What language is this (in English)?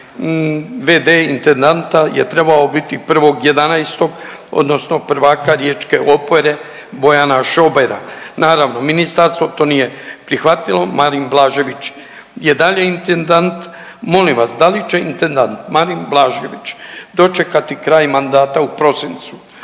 Croatian